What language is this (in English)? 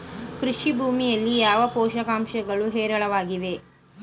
Kannada